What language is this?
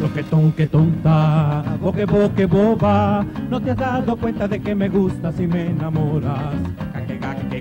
Spanish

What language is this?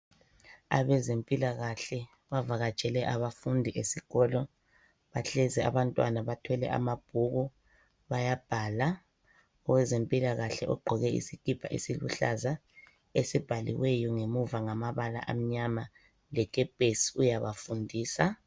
North Ndebele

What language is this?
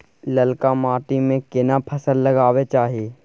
Maithili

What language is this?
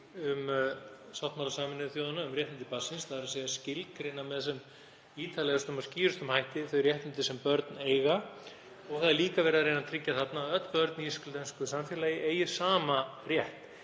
Icelandic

